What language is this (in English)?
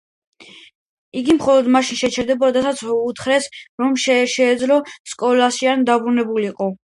Georgian